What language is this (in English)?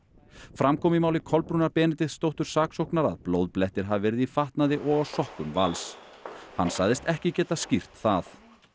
Icelandic